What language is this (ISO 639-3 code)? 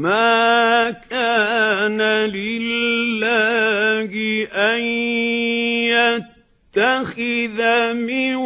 ara